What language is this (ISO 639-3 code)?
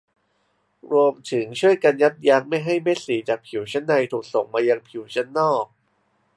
tha